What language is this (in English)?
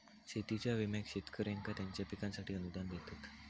Marathi